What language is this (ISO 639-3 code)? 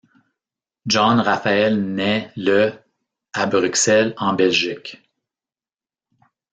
fra